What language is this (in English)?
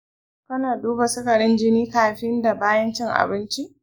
Hausa